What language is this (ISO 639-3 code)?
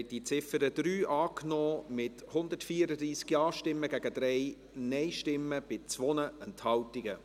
gsw